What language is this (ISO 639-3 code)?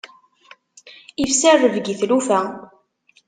kab